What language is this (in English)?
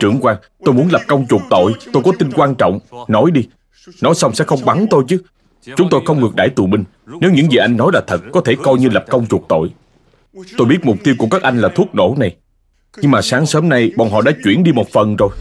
Vietnamese